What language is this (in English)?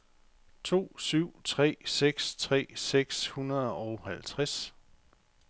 Danish